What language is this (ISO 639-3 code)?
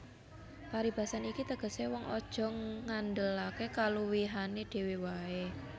jav